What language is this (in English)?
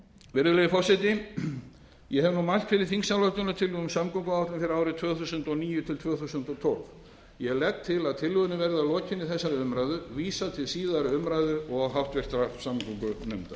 Icelandic